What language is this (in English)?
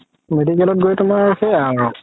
Assamese